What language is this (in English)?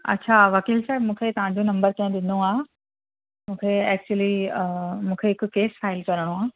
Sindhi